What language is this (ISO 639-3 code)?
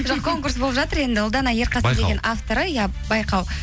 kaz